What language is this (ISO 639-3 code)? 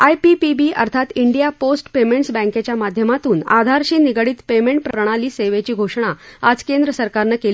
mar